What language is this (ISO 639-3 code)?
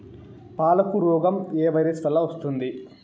tel